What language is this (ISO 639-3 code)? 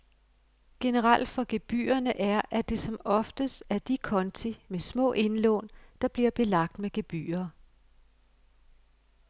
dan